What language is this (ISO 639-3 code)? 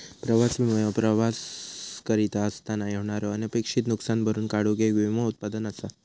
mar